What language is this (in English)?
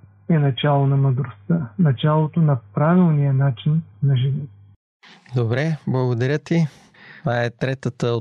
Bulgarian